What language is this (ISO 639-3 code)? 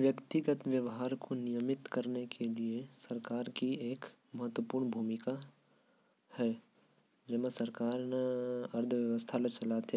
kfp